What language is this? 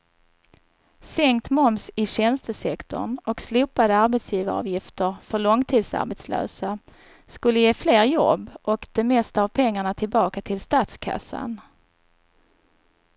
Swedish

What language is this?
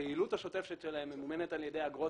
Hebrew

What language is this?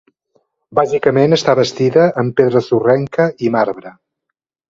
Catalan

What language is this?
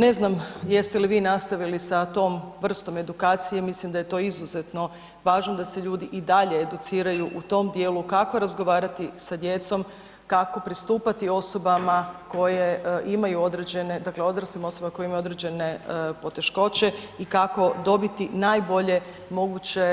Croatian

